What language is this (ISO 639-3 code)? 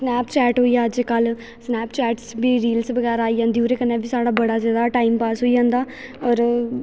doi